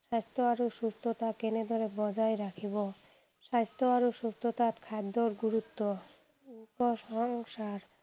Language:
Assamese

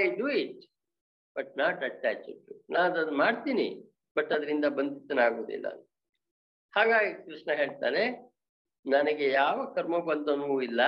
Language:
Kannada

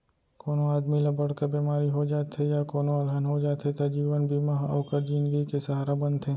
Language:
Chhattisgarhi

